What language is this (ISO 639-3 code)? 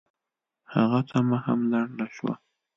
pus